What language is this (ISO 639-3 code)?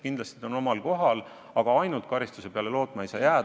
est